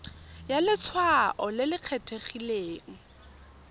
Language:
Tswana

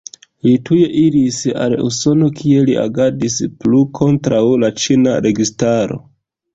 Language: Esperanto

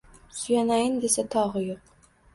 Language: Uzbek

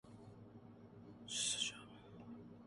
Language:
Urdu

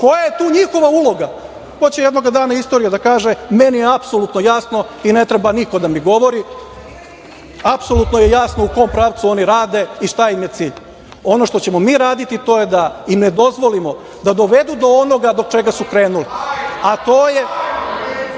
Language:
Serbian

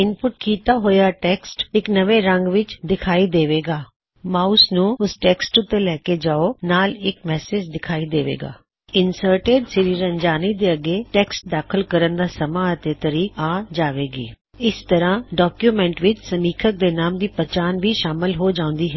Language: Punjabi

